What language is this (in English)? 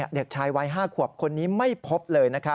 Thai